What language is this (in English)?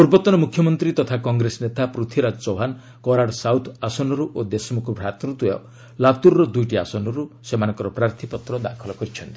Odia